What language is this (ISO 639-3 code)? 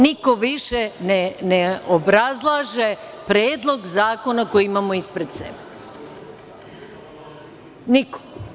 srp